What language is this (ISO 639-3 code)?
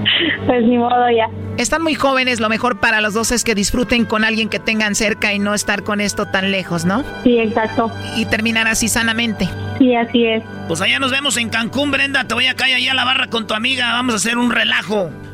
spa